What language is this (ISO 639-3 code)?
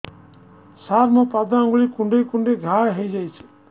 ori